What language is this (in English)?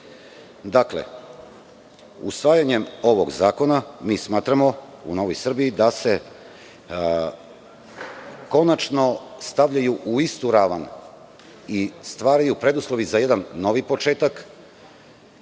Serbian